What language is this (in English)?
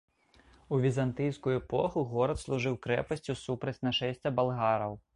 Belarusian